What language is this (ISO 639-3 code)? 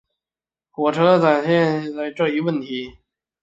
zho